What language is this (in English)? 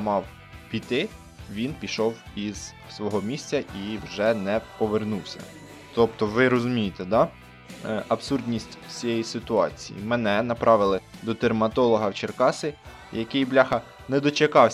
Ukrainian